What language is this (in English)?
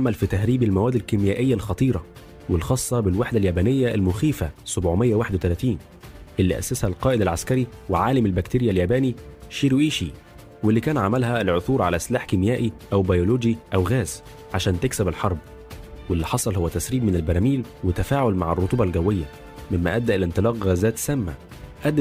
Arabic